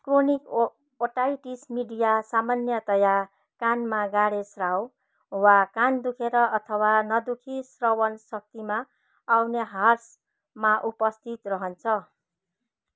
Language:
Nepali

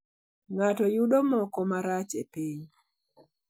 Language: Luo (Kenya and Tanzania)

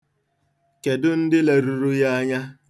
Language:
Igbo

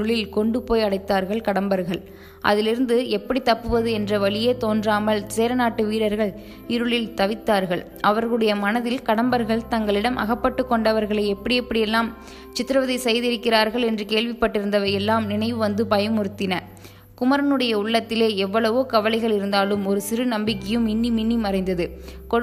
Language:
Tamil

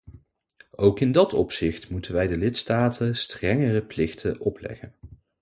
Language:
Dutch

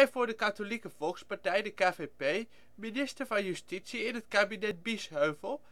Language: Dutch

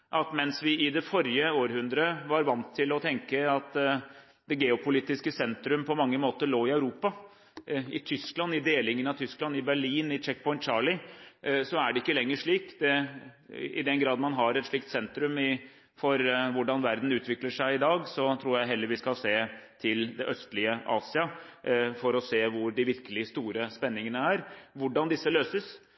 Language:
Norwegian Bokmål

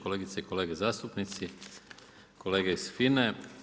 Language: Croatian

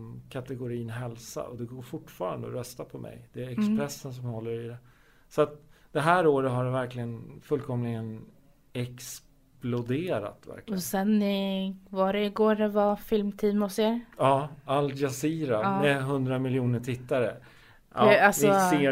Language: Swedish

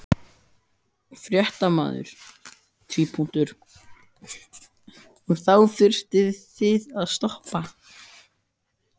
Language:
Icelandic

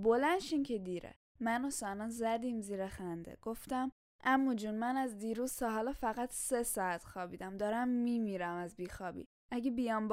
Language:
Persian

